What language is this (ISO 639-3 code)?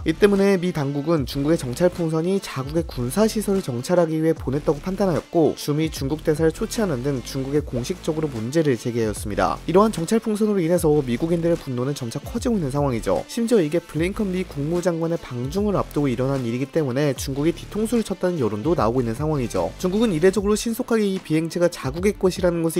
kor